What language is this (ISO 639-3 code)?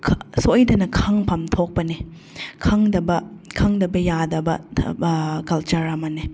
mni